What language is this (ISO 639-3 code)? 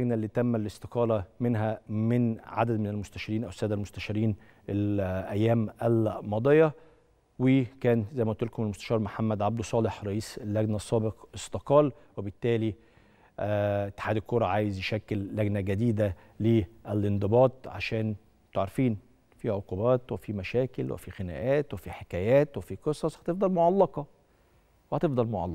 ara